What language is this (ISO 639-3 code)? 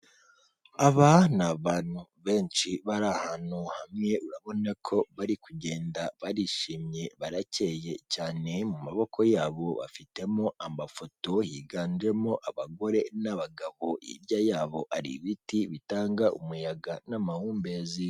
kin